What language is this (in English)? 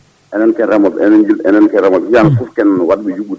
Fula